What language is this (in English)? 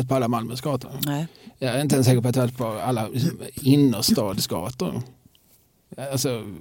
Swedish